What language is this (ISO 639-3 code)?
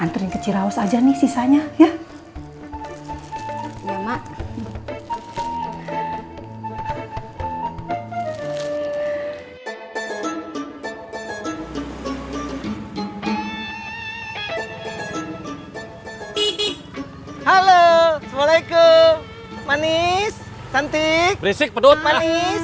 ind